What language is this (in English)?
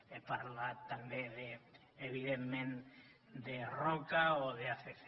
Catalan